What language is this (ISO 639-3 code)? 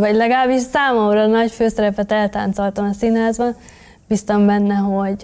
hun